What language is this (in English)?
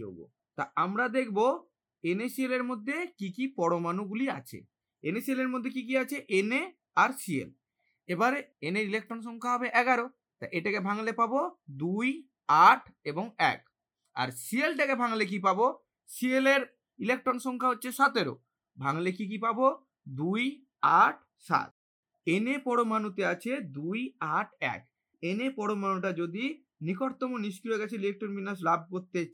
Hindi